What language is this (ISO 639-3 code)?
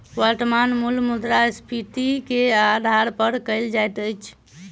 mai